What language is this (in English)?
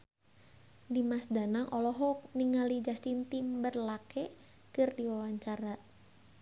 Sundanese